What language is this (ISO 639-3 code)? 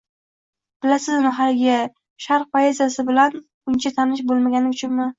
uzb